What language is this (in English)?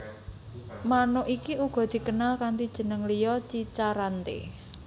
Javanese